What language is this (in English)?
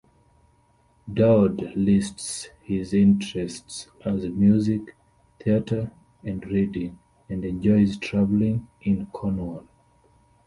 English